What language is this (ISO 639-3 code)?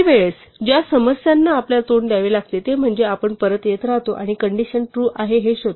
mar